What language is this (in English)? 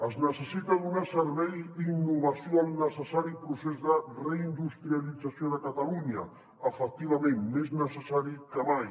Catalan